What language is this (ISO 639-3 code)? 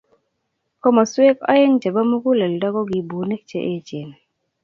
kln